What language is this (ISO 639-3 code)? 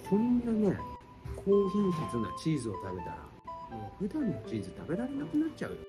jpn